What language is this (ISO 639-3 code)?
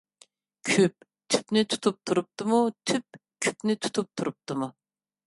uig